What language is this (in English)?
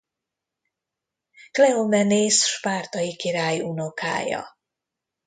Hungarian